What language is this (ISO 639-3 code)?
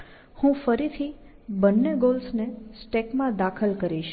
guj